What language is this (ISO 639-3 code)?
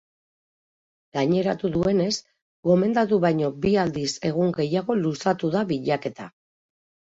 eus